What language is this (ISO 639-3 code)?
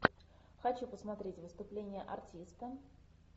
rus